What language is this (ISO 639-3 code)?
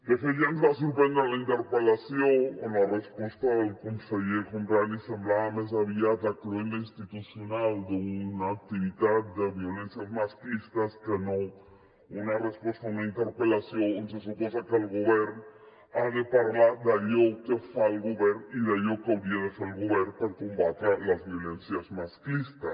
cat